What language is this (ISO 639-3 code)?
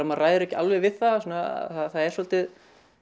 isl